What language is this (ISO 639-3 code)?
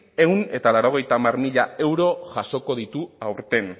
eus